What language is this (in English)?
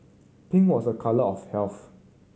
English